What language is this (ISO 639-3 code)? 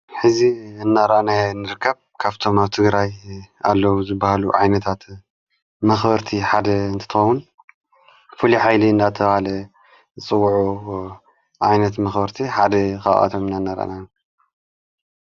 tir